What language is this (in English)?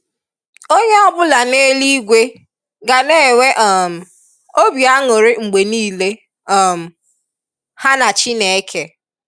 Igbo